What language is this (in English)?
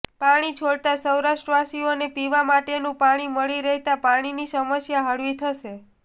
Gujarati